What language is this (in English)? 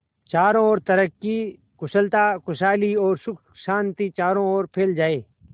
Hindi